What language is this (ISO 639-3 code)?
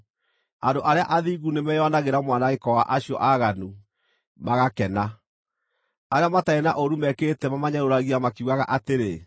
kik